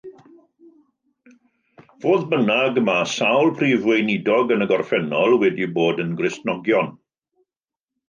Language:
Welsh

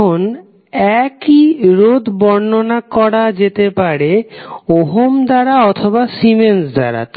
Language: Bangla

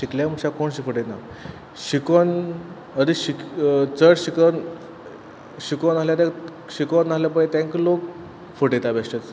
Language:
Konkani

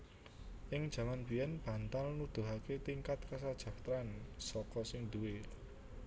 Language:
Javanese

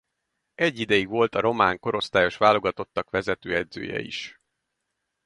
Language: Hungarian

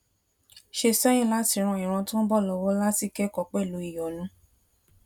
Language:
Yoruba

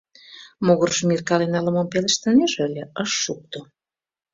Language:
Mari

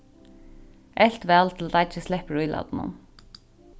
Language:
Faroese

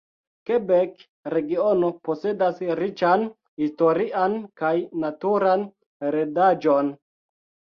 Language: Esperanto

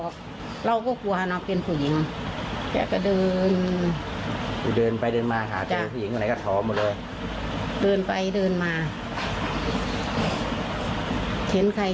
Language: Thai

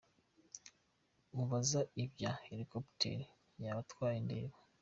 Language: Kinyarwanda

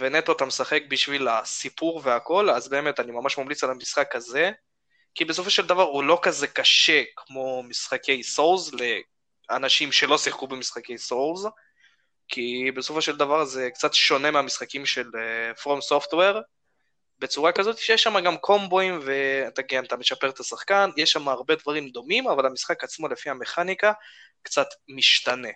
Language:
Hebrew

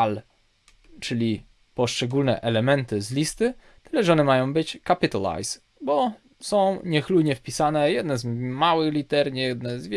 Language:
Polish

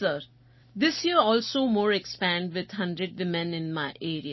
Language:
Gujarati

